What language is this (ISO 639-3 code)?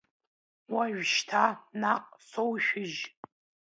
abk